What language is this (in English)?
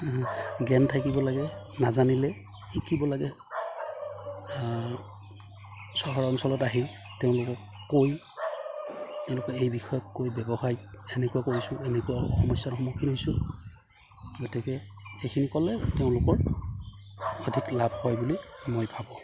Assamese